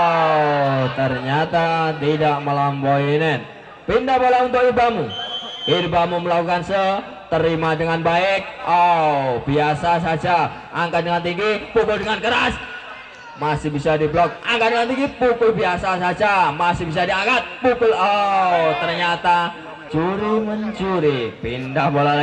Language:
Indonesian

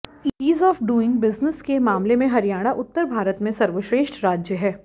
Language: Hindi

